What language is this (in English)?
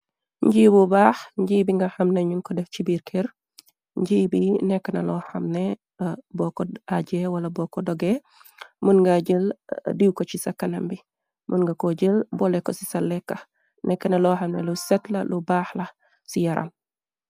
Wolof